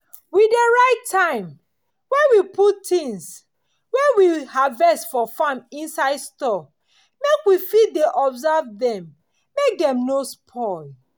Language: Nigerian Pidgin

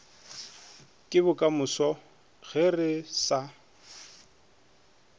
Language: Northern Sotho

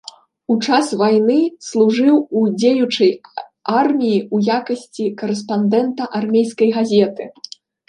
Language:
Belarusian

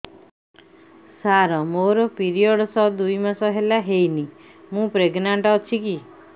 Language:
Odia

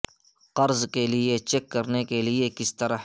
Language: Urdu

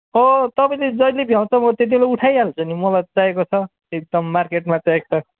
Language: Nepali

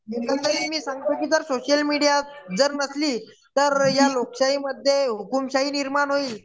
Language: Marathi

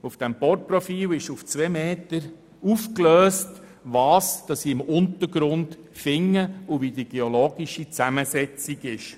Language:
Swiss German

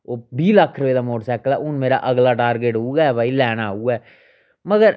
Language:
Dogri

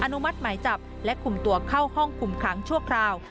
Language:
Thai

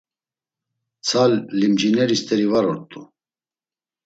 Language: Laz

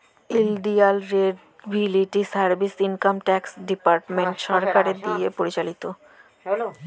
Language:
Bangla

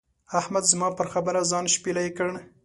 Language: Pashto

